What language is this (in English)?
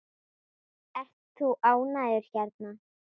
Icelandic